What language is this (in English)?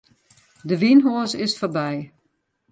Western Frisian